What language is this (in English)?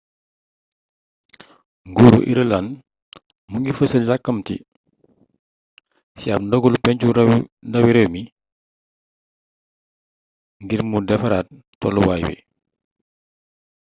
Wolof